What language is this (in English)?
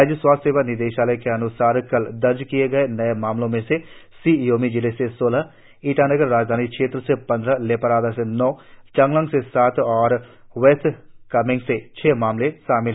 Hindi